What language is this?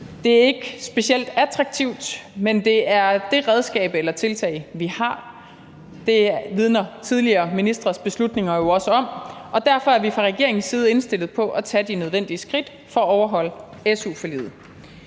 Danish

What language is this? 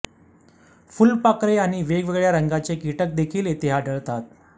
Marathi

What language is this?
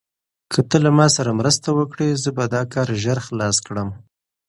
Pashto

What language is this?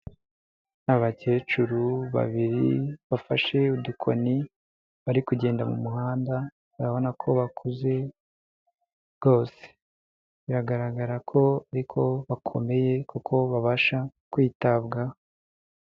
Kinyarwanda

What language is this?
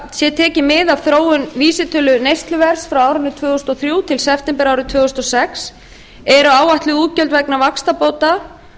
Icelandic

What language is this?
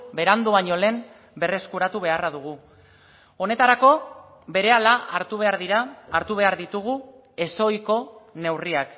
Basque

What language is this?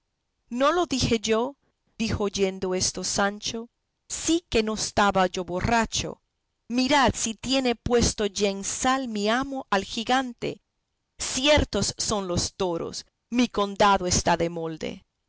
Spanish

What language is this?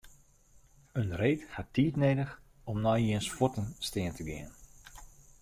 Western Frisian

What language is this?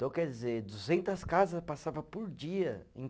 Portuguese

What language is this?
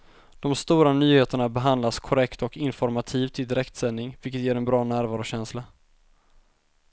Swedish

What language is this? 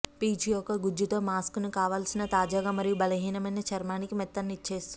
Telugu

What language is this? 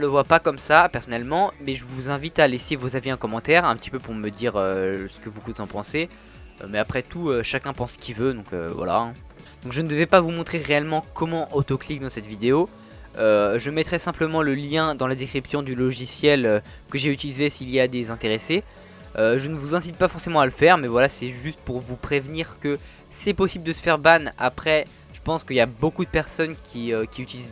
French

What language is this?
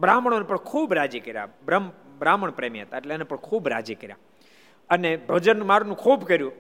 Gujarati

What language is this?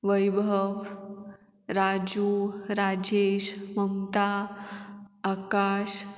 Konkani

